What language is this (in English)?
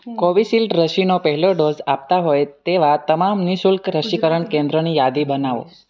Gujarati